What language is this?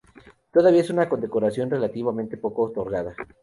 Spanish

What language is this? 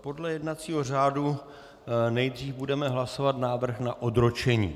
Czech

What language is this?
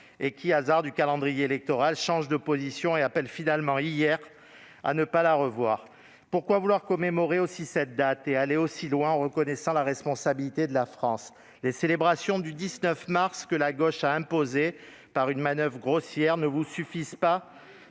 French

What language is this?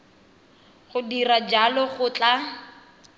Tswana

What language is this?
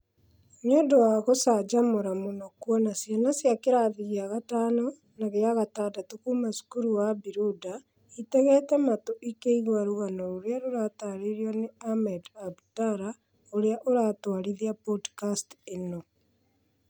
Kikuyu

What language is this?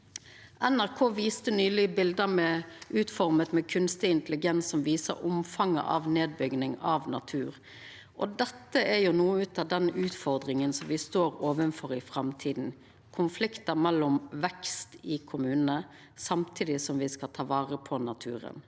Norwegian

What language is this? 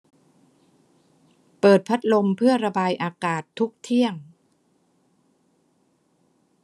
Thai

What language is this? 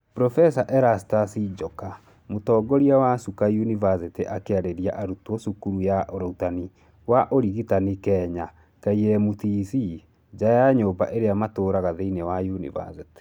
Kikuyu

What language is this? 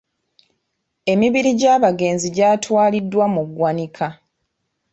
Ganda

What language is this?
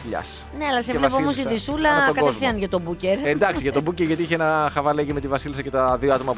Greek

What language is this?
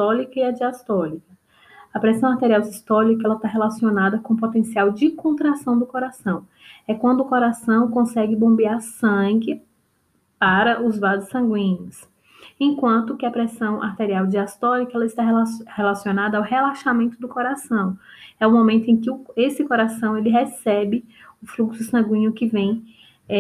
Portuguese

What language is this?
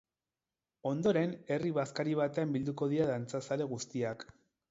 Basque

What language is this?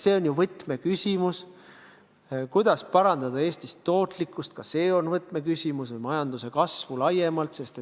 Estonian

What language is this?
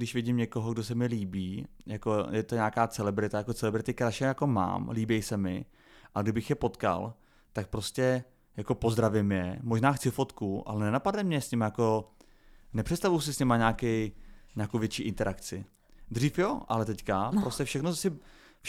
Czech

